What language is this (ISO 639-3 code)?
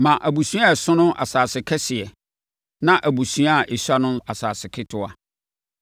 aka